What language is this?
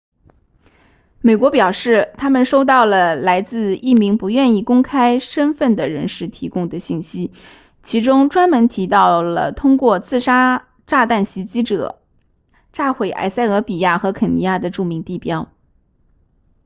Chinese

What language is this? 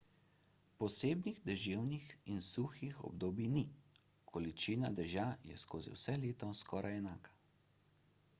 Slovenian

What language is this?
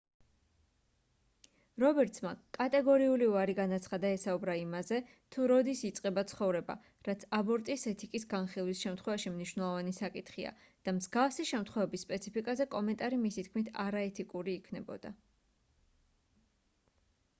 Georgian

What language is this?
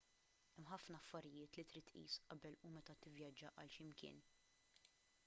Maltese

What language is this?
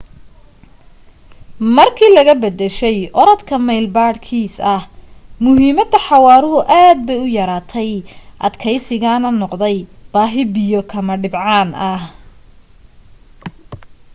Somali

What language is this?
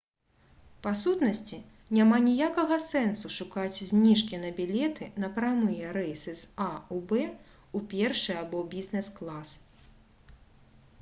Belarusian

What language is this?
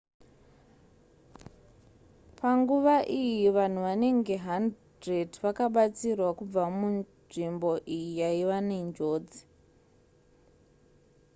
Shona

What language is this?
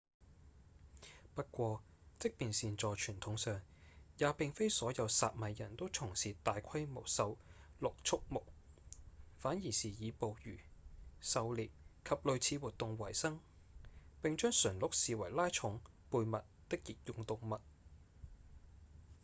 Cantonese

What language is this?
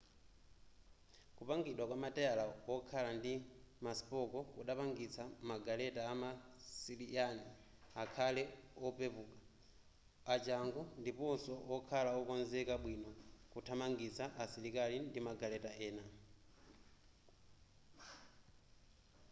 Nyanja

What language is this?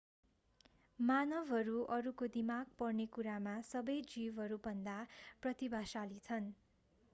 Nepali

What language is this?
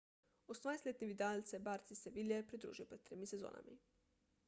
Slovenian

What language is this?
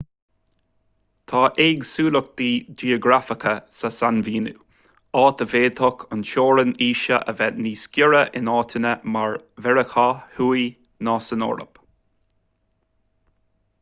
Irish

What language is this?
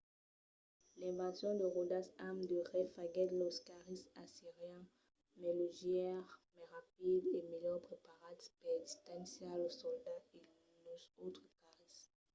Occitan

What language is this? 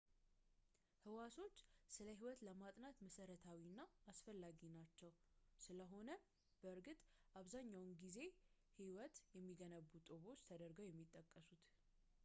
Amharic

